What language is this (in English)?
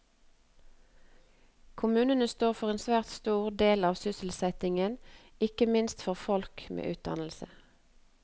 Norwegian